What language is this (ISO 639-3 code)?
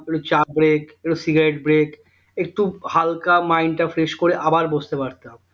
ben